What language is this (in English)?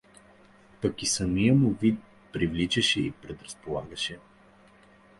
Bulgarian